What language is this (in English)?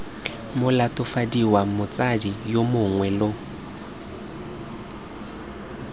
Tswana